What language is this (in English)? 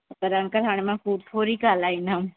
Sindhi